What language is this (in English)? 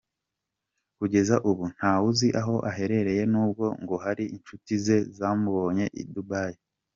Kinyarwanda